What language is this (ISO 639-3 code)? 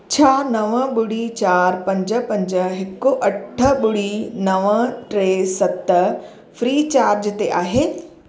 snd